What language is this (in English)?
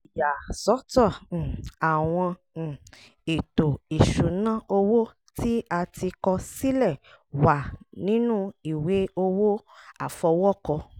Yoruba